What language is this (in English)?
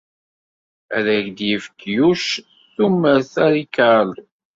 Kabyle